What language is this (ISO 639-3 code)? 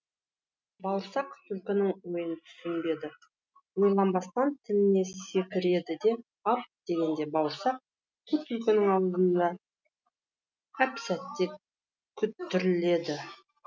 kaz